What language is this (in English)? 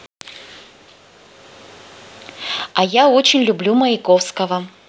Russian